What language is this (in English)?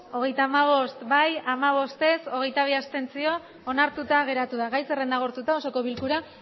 Basque